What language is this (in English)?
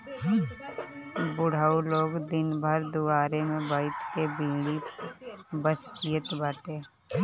Bhojpuri